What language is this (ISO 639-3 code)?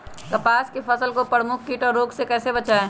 mag